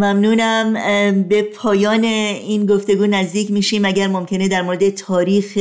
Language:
Persian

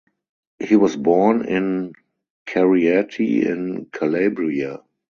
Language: English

